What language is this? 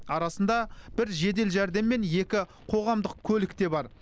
Kazakh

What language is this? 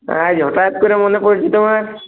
Bangla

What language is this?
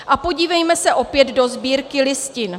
Czech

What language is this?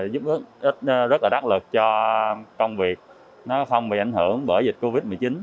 Vietnamese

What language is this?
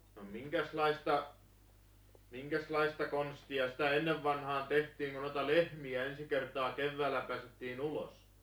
Finnish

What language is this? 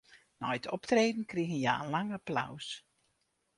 Western Frisian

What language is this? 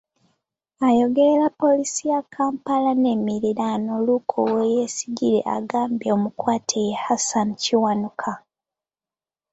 Ganda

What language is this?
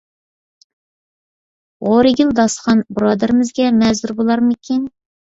Uyghur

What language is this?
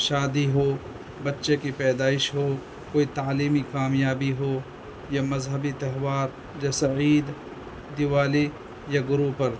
Urdu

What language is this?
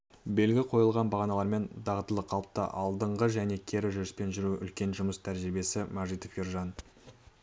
Kazakh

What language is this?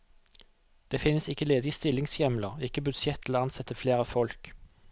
Norwegian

